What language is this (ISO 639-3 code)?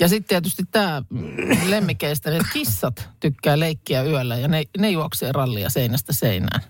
fin